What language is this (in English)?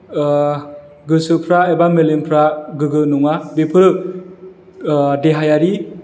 Bodo